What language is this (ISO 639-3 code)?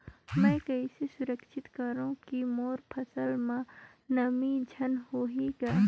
hne